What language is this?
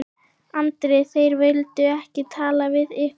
Icelandic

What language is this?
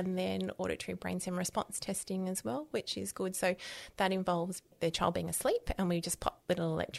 English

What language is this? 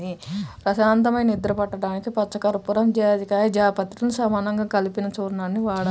Telugu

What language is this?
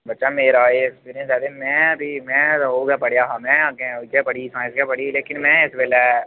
Dogri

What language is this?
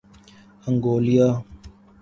Urdu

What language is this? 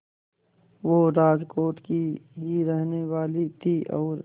Hindi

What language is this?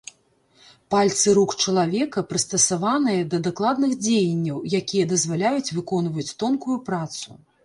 Belarusian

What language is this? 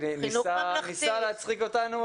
Hebrew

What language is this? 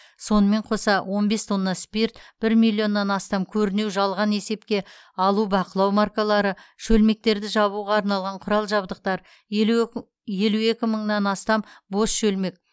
Kazakh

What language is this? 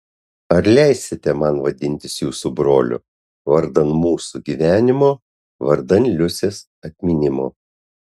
Lithuanian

